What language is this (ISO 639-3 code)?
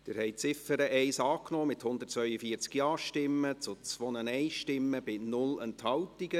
gsw